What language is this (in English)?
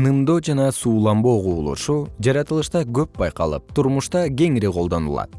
Kyrgyz